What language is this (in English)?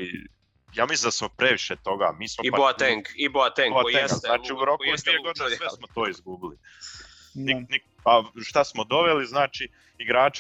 Croatian